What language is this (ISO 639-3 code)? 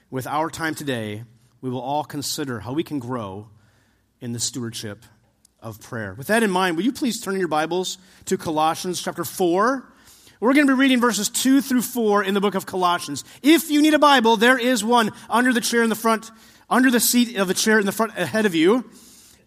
eng